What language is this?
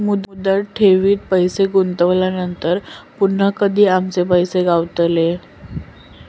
Marathi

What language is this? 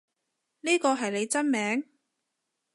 Cantonese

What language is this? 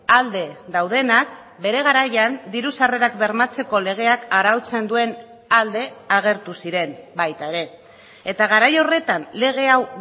Basque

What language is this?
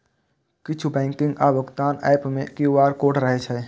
Maithili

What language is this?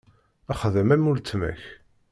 Kabyle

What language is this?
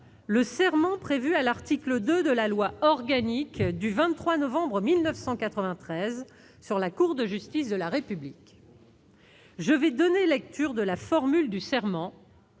French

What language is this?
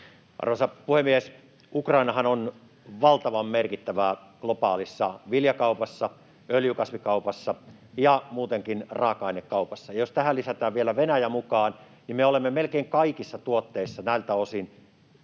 Finnish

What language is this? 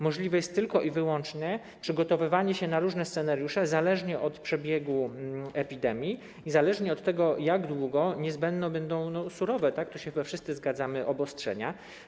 Polish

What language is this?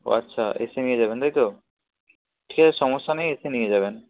Bangla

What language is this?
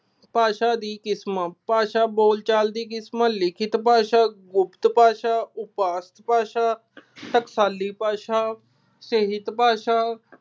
Punjabi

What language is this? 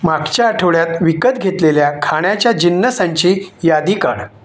Marathi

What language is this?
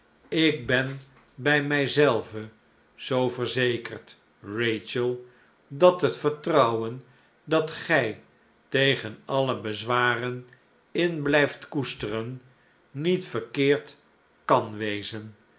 Dutch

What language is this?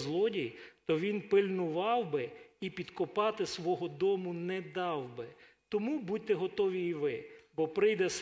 Ukrainian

